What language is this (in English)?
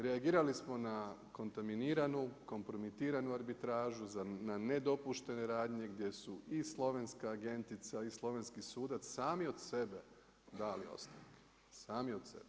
Croatian